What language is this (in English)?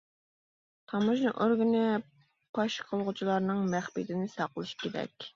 Uyghur